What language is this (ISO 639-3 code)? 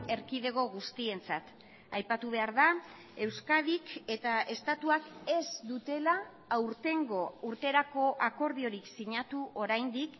eus